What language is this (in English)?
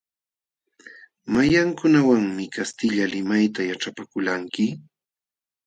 Jauja Wanca Quechua